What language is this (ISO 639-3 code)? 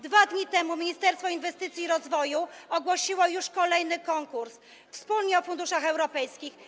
pol